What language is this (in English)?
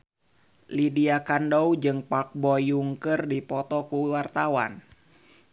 Sundanese